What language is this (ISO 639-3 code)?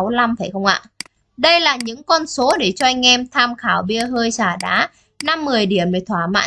vie